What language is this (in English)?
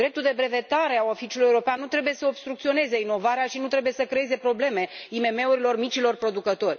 Romanian